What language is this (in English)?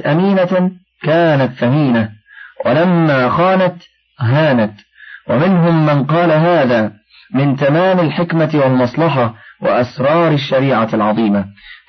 Arabic